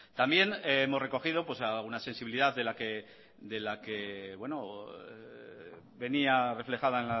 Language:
Spanish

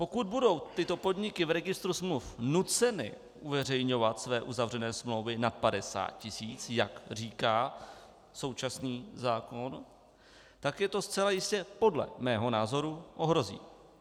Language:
Czech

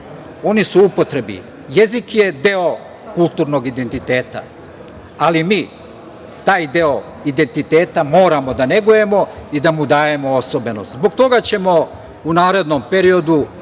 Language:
Serbian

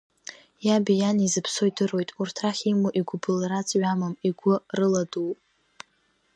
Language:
Abkhazian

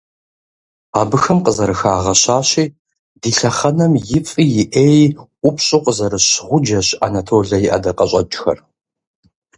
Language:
Kabardian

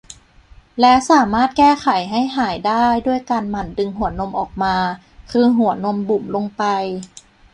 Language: Thai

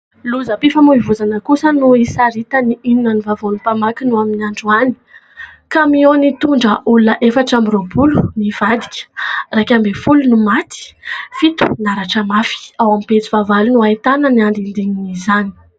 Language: Malagasy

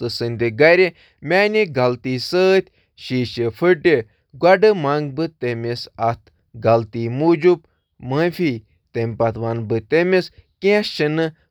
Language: Kashmiri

